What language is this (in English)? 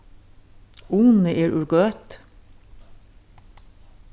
Faroese